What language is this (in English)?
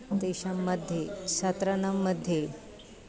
Sanskrit